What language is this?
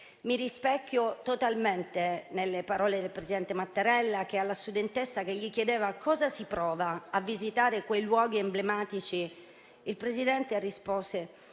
Italian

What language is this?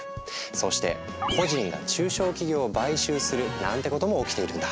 Japanese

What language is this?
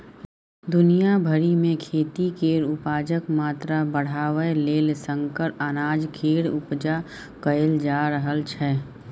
Maithili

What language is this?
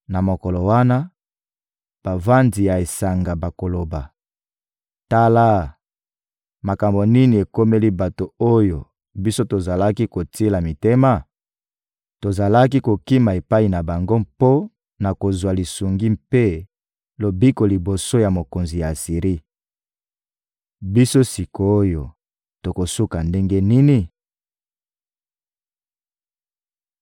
Lingala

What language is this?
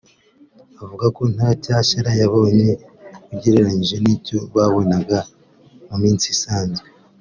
Kinyarwanda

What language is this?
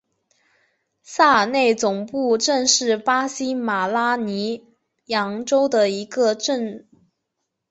Chinese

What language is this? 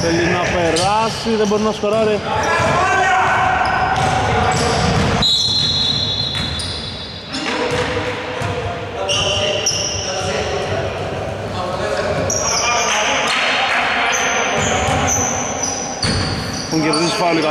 Greek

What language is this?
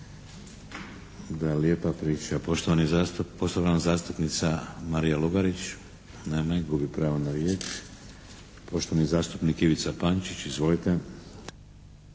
Croatian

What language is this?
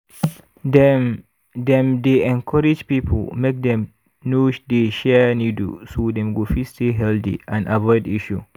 Nigerian Pidgin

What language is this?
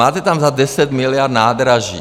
Czech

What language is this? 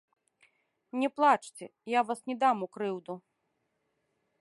Belarusian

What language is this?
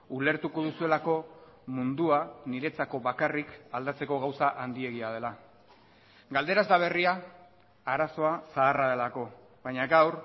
Basque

